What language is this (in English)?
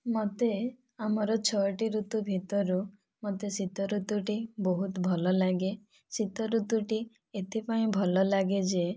Odia